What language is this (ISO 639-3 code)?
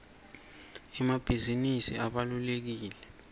ssw